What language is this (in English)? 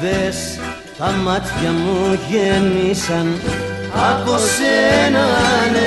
Greek